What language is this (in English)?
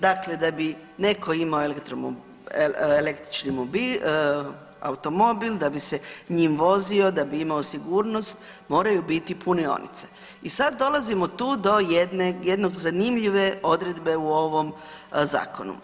Croatian